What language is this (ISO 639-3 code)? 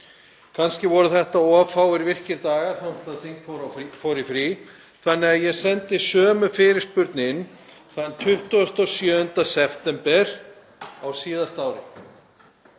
isl